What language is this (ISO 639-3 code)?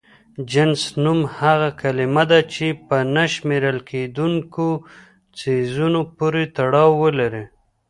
pus